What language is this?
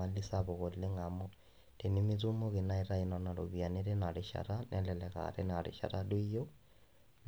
Masai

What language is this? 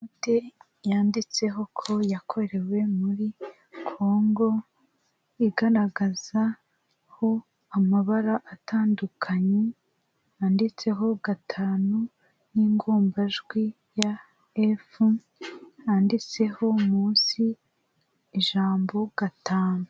Kinyarwanda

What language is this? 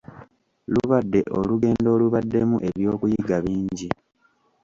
Ganda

